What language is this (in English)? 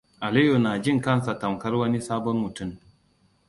Hausa